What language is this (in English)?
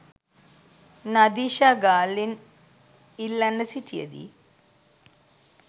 Sinhala